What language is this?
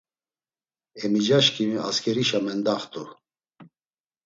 Laz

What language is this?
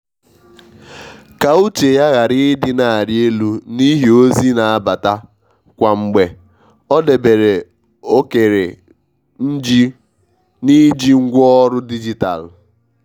Igbo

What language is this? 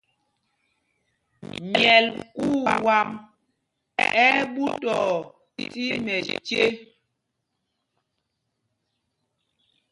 Mpumpong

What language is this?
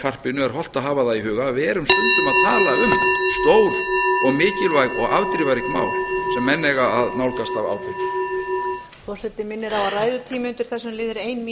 Icelandic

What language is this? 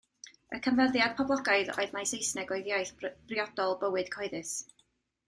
Welsh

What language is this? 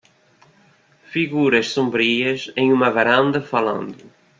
Portuguese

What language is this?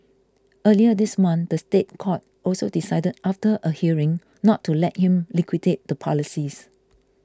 English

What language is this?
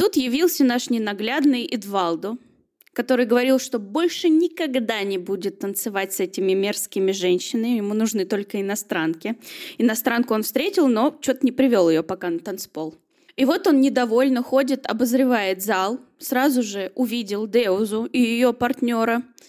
Russian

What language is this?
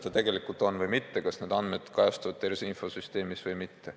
Estonian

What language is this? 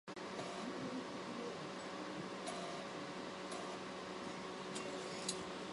Chinese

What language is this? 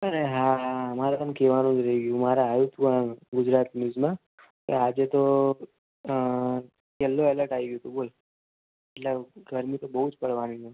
Gujarati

